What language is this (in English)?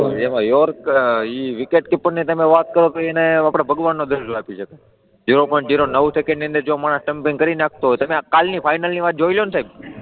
Gujarati